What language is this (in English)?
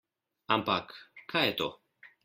Slovenian